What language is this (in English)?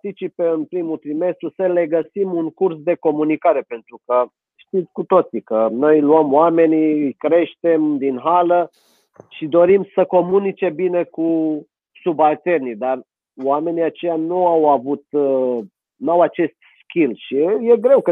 Romanian